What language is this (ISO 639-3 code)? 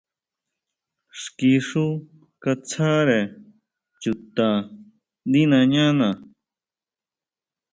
mau